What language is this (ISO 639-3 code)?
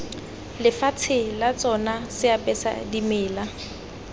tsn